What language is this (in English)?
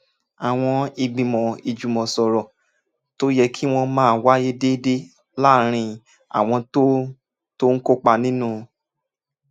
Yoruba